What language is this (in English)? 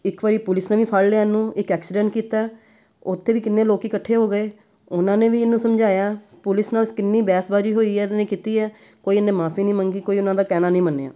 Punjabi